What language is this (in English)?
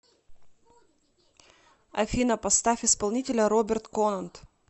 Russian